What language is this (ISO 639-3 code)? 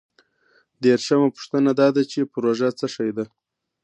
pus